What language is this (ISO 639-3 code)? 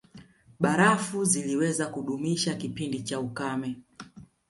swa